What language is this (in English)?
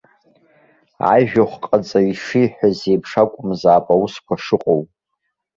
Abkhazian